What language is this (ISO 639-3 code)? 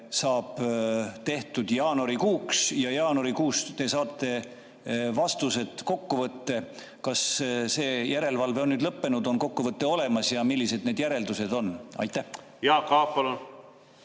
est